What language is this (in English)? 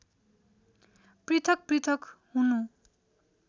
Nepali